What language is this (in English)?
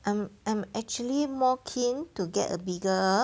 English